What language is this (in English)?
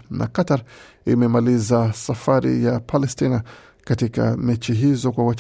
Swahili